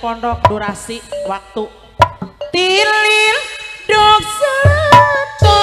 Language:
Indonesian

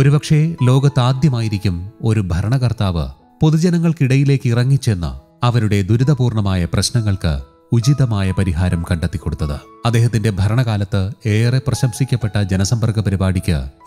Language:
Malayalam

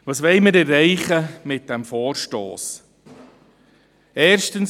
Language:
Swiss German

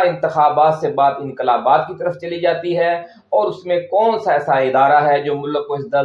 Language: Urdu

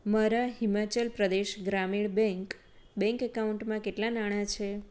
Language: Gujarati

